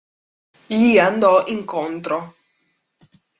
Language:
Italian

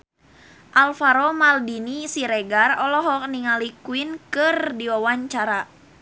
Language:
Sundanese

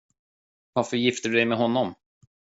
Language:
Swedish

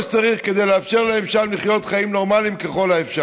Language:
Hebrew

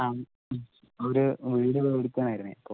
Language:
Malayalam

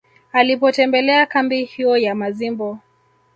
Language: Swahili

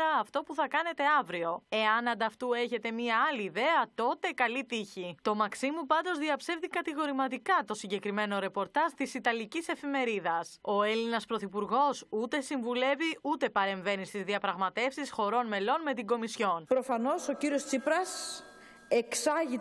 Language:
Greek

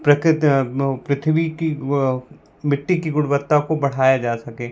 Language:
Hindi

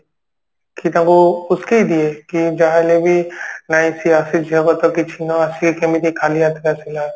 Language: Odia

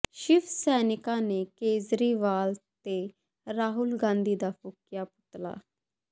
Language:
Punjabi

